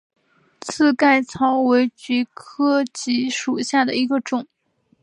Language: Chinese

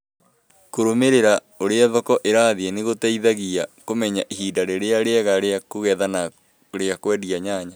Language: Kikuyu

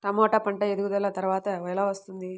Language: Telugu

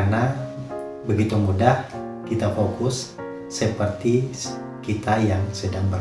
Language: Indonesian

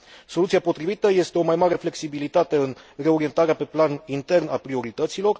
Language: Romanian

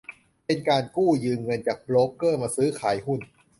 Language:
Thai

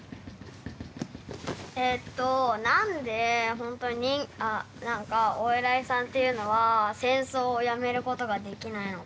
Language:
Japanese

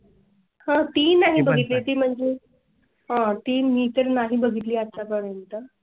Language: Marathi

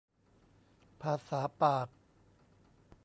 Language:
Thai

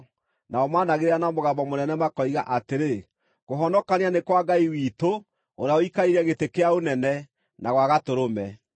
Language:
Kikuyu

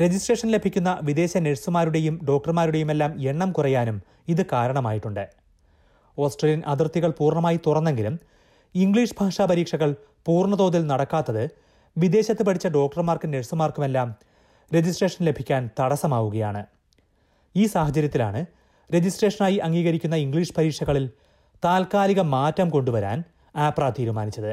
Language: Malayalam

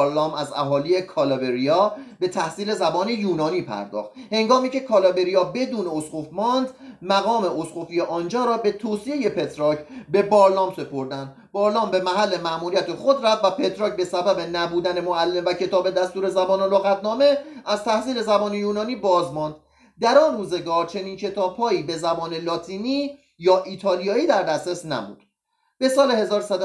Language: Persian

